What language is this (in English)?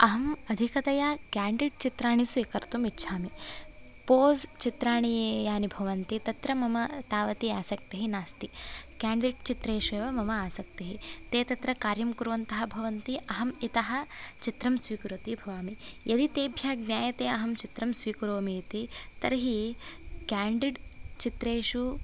Sanskrit